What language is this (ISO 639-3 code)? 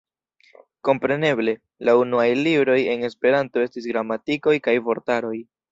epo